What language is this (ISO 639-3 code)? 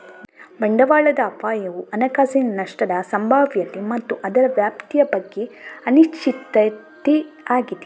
kan